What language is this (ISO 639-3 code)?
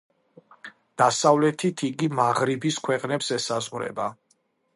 kat